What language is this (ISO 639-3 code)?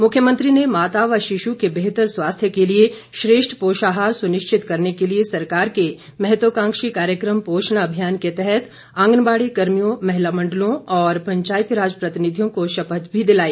hin